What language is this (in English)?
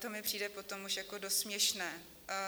Czech